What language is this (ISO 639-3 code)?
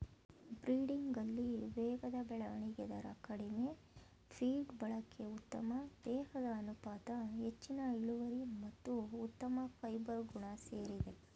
kan